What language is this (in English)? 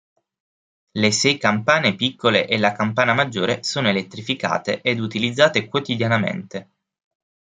Italian